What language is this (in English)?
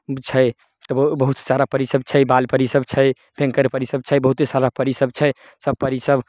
Maithili